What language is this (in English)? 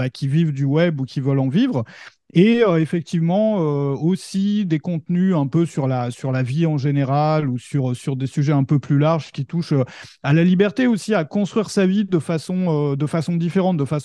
French